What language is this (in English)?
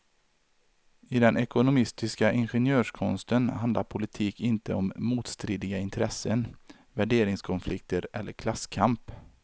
Swedish